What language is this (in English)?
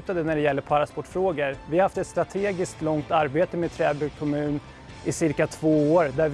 Swedish